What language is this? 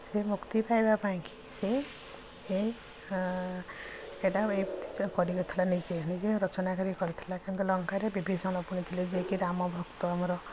Odia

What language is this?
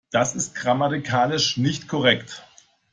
German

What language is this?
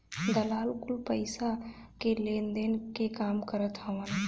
Bhojpuri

